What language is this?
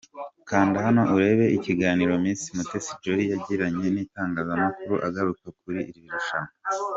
Kinyarwanda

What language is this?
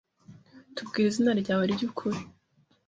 Kinyarwanda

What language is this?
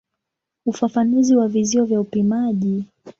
Swahili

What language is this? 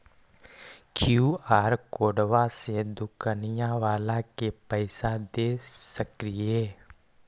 Magahi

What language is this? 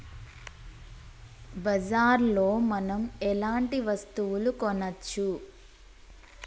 Telugu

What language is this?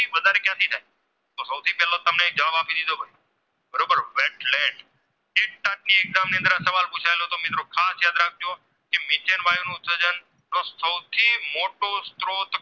Gujarati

